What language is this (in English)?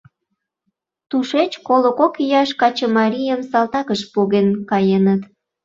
Mari